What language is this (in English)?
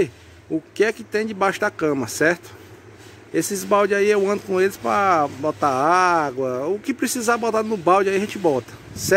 Portuguese